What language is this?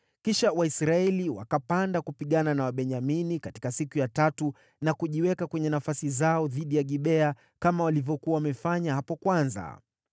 Swahili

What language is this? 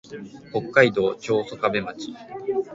Japanese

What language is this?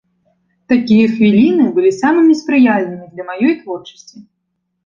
Belarusian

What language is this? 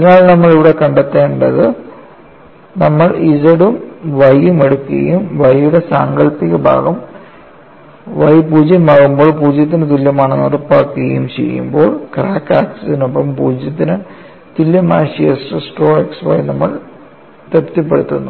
Malayalam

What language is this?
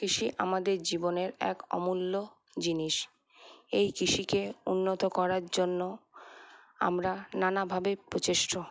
Bangla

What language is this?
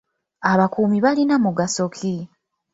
Ganda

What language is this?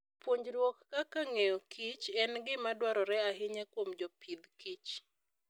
Luo (Kenya and Tanzania)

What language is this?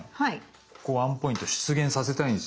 Japanese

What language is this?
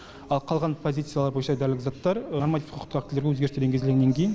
Kazakh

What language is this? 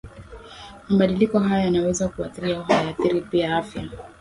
Swahili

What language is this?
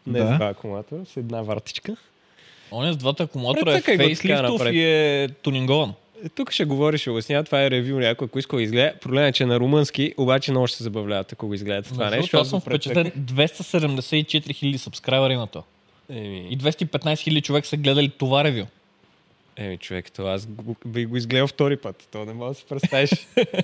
Bulgarian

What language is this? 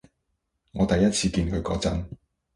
Cantonese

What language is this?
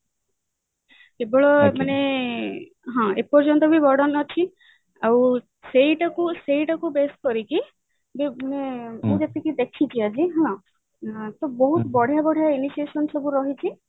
Odia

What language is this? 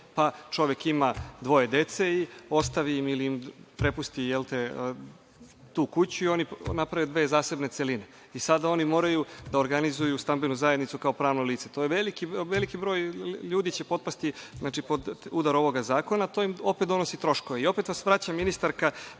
Serbian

